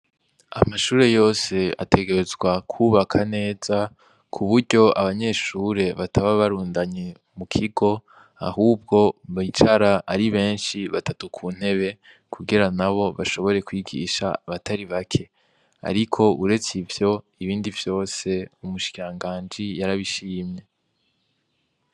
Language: Rundi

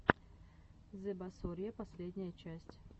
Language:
Russian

